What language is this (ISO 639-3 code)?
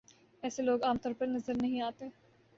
urd